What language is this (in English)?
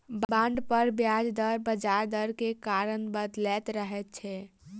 Maithili